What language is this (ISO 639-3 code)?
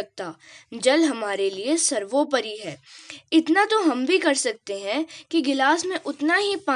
hin